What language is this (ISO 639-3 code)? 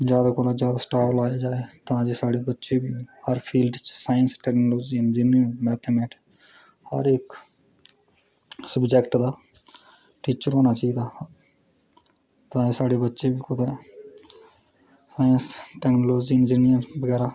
doi